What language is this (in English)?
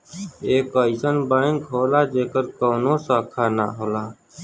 Bhojpuri